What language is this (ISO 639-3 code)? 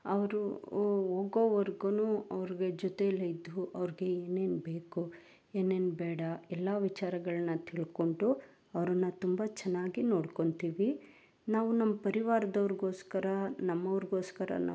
kan